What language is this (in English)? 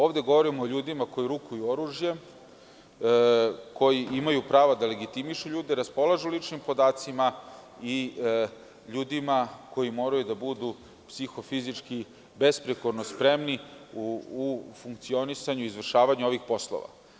Serbian